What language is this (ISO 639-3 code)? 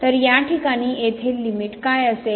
mar